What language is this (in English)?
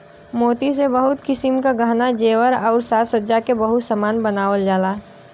Bhojpuri